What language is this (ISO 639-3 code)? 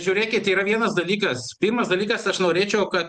lit